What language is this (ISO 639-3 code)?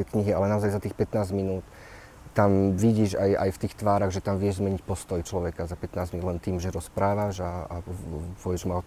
slk